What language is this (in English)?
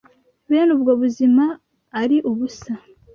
Kinyarwanda